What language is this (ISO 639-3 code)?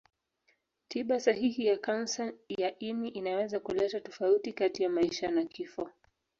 swa